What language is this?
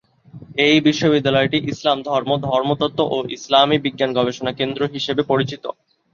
Bangla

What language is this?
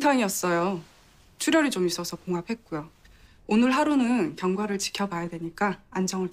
Korean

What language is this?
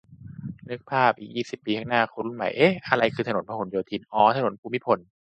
Thai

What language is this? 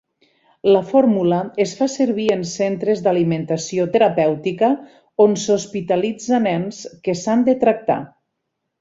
Catalan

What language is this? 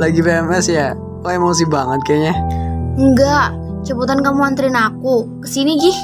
Indonesian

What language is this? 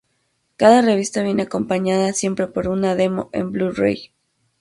Spanish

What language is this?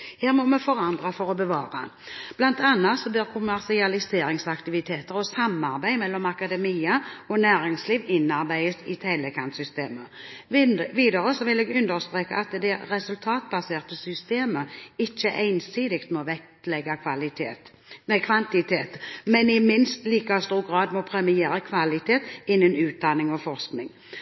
Norwegian Bokmål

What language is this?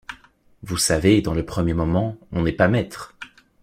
French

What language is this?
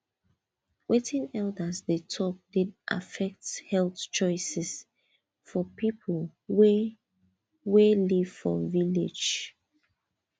Nigerian Pidgin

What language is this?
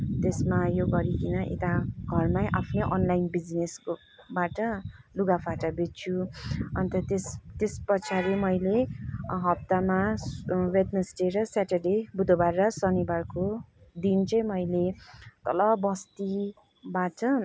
Nepali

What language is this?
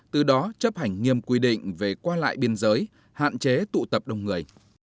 Vietnamese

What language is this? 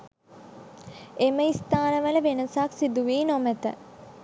Sinhala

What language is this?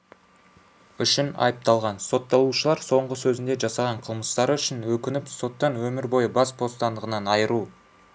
Kazakh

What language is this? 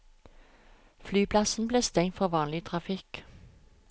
Norwegian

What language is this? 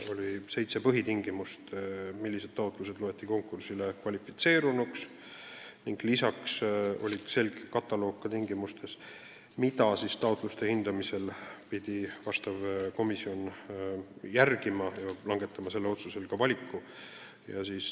Estonian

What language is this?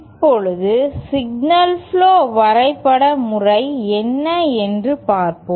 Tamil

